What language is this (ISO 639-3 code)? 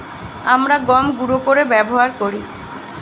ben